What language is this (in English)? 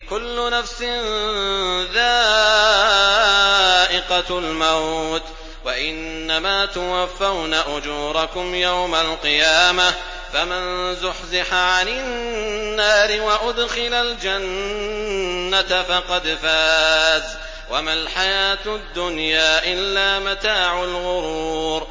Arabic